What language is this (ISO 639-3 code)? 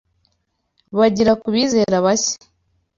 kin